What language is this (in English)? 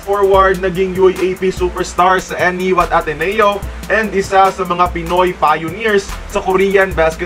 Filipino